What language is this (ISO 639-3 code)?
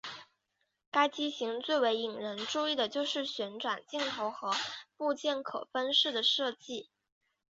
zho